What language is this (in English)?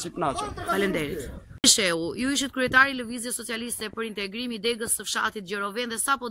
Romanian